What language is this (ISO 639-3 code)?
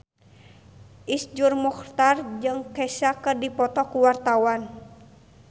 sun